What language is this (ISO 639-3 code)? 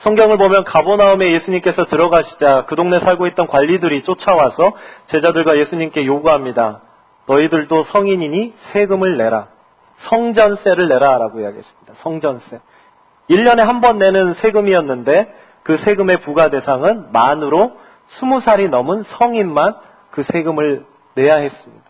kor